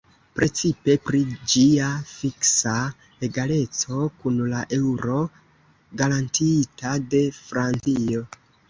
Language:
Esperanto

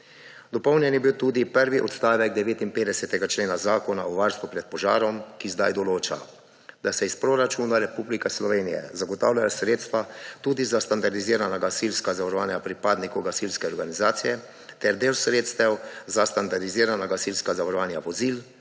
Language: Slovenian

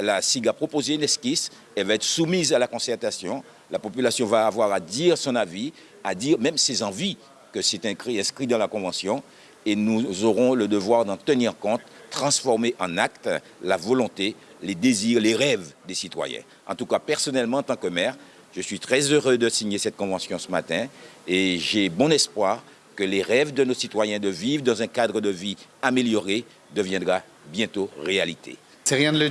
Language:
French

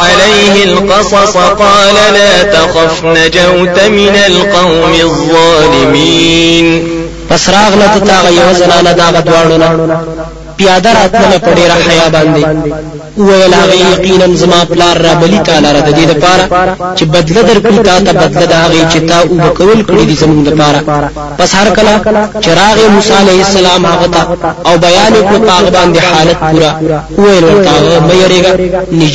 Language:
Arabic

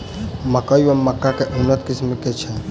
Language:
Maithili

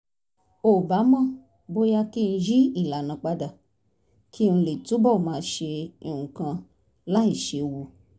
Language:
Yoruba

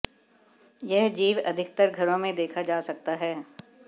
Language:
Hindi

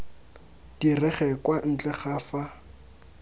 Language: Tswana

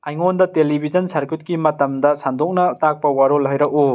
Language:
Manipuri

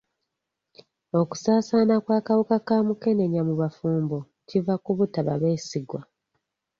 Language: Ganda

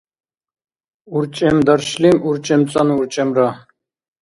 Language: Dargwa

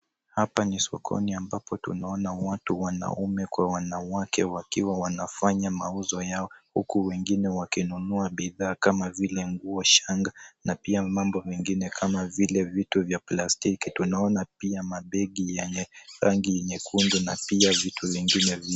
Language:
Swahili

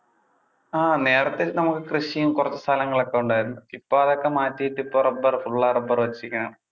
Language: Malayalam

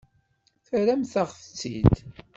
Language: Kabyle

